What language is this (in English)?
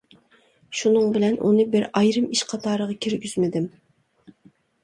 Uyghur